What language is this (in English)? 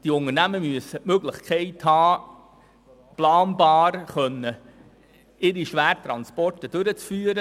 Swiss German